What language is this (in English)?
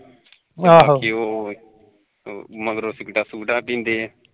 Punjabi